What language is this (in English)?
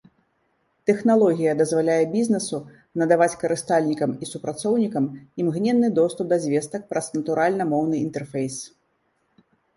Belarusian